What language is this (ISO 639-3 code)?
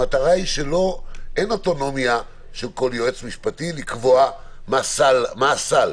heb